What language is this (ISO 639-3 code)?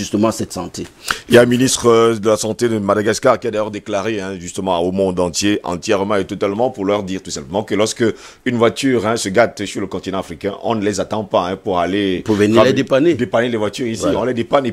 fra